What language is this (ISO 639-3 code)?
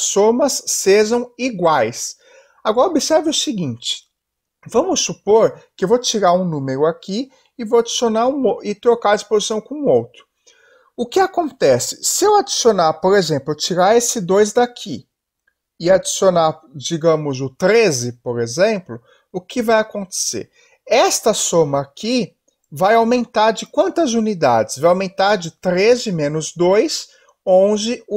por